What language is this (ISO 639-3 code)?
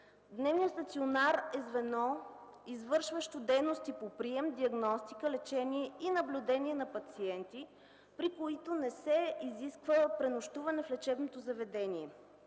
bul